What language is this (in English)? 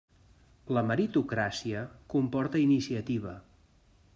Catalan